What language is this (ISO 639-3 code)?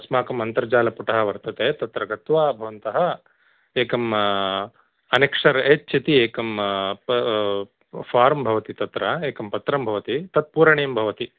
san